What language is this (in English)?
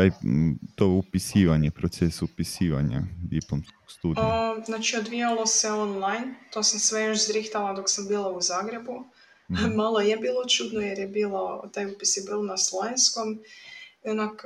Croatian